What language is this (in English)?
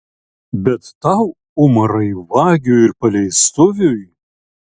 Lithuanian